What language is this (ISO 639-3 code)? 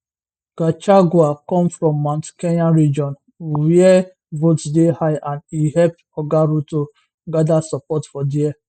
pcm